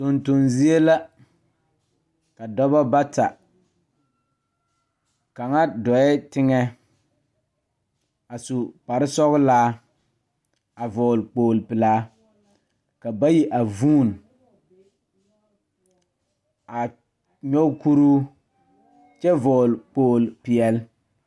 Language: Southern Dagaare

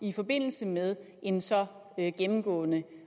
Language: Danish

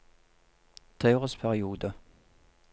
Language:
Norwegian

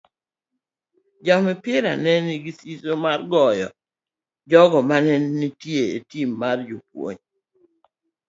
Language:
Luo (Kenya and Tanzania)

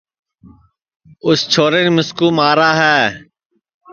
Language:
Sansi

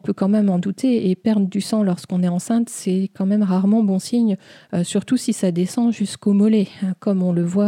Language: French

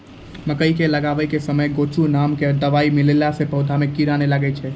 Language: Maithili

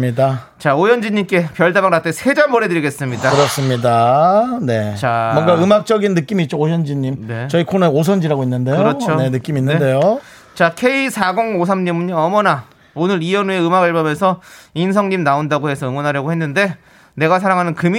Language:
Korean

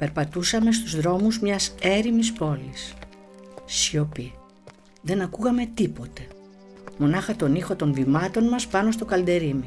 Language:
Greek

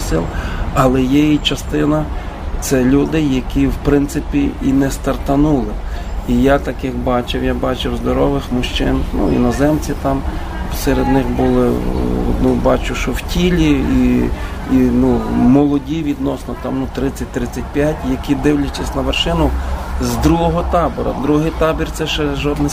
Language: Ukrainian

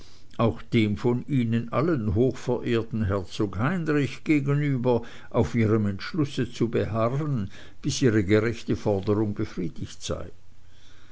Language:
German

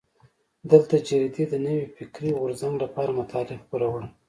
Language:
Pashto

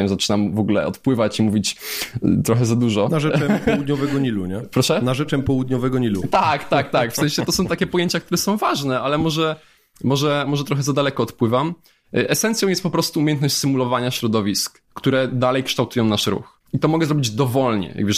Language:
Polish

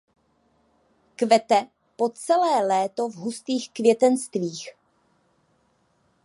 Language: Czech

